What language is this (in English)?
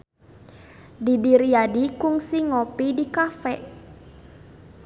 Sundanese